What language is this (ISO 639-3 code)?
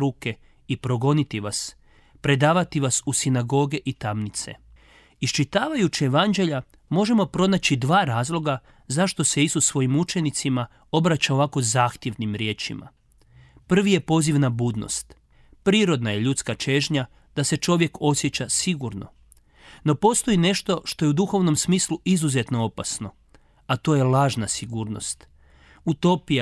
hrv